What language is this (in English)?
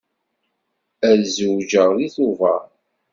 Kabyle